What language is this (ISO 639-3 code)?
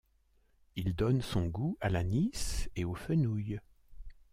fra